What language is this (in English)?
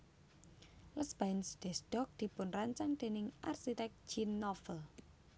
Javanese